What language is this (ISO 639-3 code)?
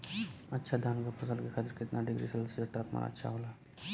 bho